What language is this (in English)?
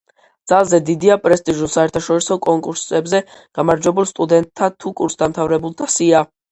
Georgian